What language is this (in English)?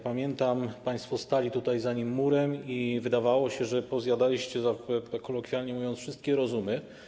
Polish